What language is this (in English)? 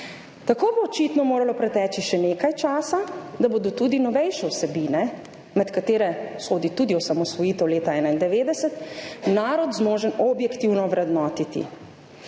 Slovenian